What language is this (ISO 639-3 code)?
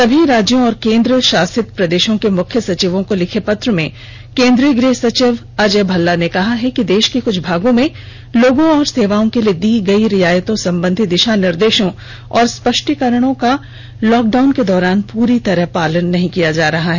hin